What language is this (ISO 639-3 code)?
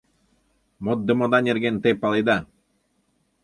chm